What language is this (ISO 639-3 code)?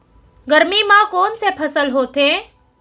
hne